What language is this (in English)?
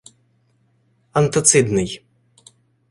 Ukrainian